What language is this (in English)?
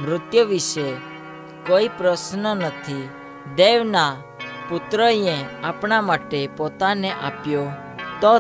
Hindi